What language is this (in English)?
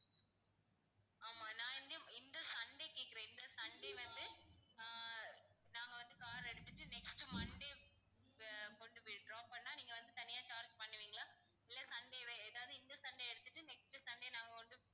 Tamil